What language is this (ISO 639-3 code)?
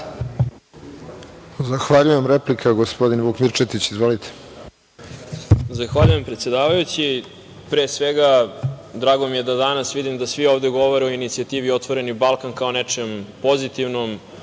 srp